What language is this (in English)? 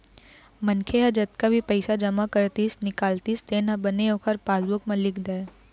Chhattisgarhi